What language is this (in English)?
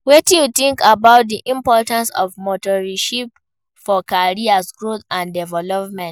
Nigerian Pidgin